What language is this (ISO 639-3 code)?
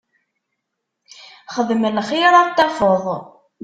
kab